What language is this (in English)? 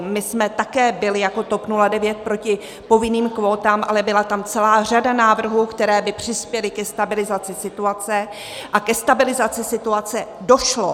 Czech